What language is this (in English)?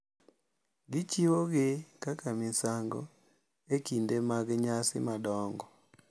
Luo (Kenya and Tanzania)